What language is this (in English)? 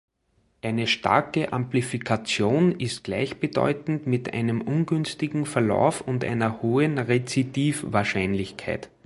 German